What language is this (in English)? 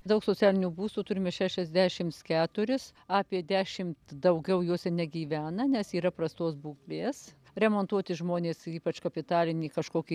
Lithuanian